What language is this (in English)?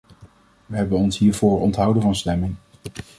Dutch